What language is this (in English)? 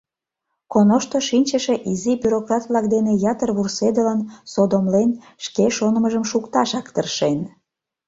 Mari